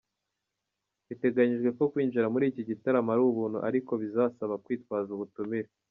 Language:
Kinyarwanda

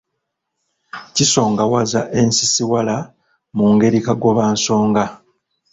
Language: Ganda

